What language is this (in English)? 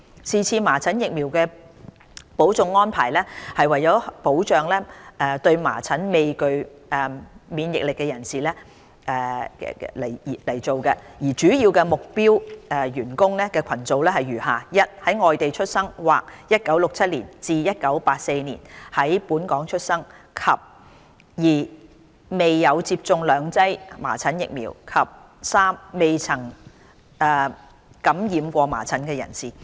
Cantonese